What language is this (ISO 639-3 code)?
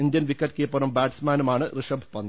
mal